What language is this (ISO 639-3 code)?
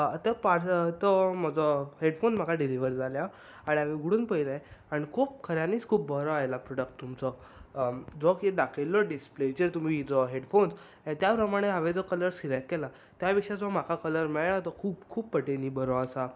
kok